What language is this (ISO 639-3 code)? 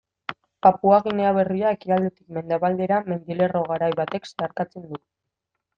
eus